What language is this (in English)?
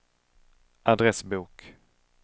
Swedish